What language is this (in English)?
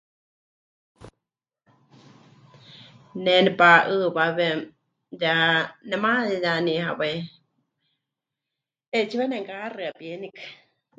Huichol